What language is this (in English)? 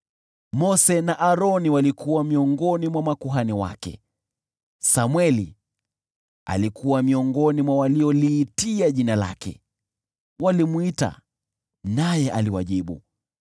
Swahili